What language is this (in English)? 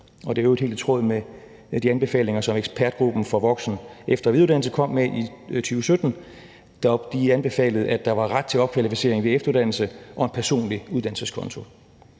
Danish